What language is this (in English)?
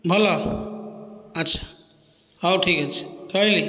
Odia